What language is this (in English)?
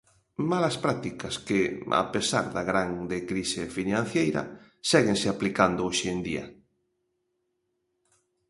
Galician